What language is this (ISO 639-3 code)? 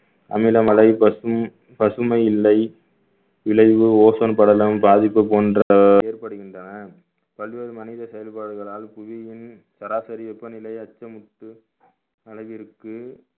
tam